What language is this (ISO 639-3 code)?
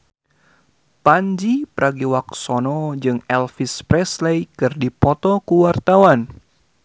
sun